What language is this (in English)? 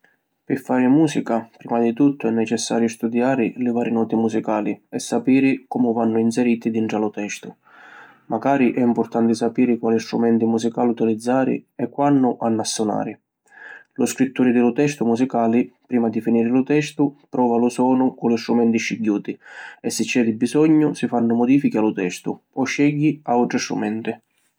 Sicilian